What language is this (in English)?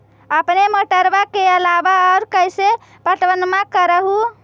Magahi